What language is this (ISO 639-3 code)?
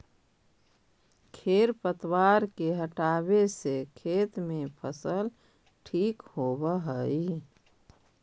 mag